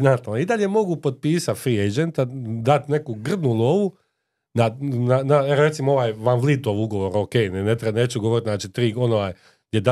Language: Croatian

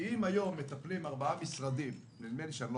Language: Hebrew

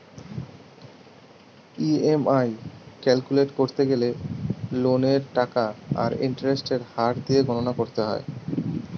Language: Bangla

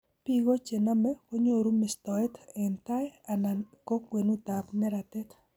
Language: Kalenjin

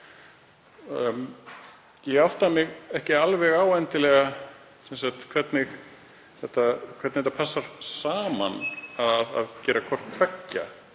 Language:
Icelandic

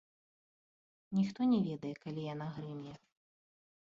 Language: Belarusian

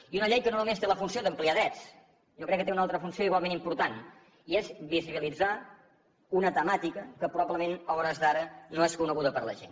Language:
Catalan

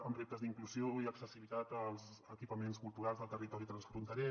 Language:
Catalan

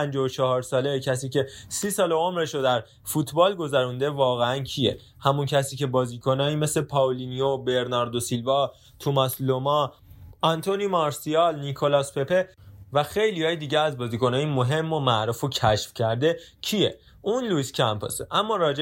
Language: Persian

